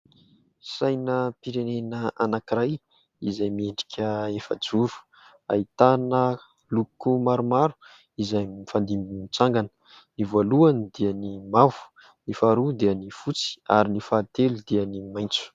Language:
Malagasy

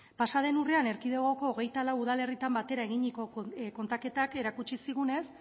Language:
Basque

